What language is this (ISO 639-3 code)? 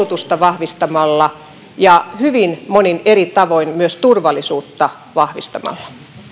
fin